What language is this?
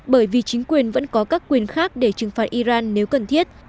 Vietnamese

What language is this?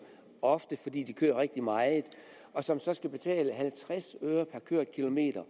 Danish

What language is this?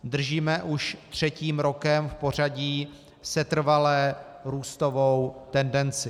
Czech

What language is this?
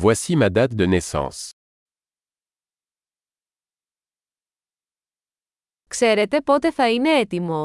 Greek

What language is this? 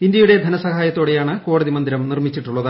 Malayalam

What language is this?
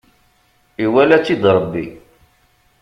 Kabyle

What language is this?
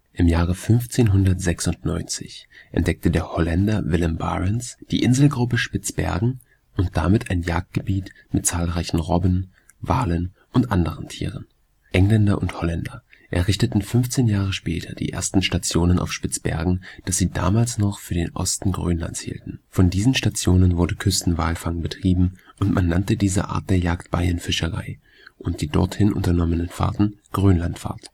German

